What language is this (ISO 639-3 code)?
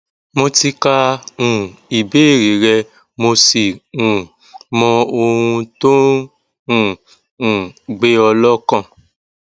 yor